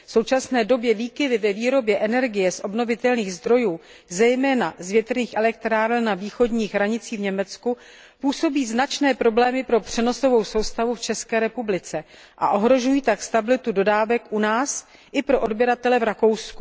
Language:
Czech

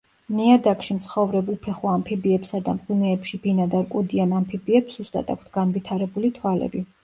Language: Georgian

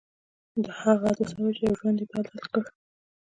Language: Pashto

